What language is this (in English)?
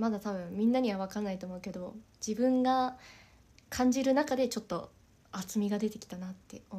Japanese